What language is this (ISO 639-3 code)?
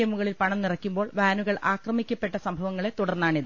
mal